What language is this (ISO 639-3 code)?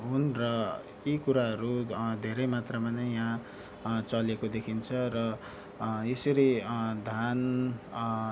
nep